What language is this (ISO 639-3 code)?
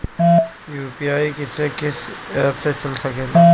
bho